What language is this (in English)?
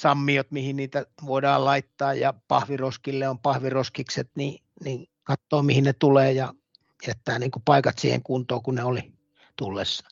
Finnish